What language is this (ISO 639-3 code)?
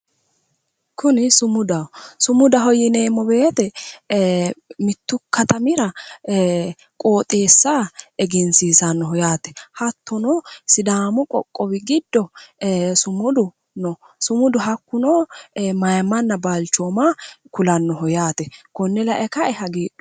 sid